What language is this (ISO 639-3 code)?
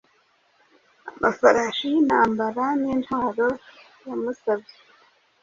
kin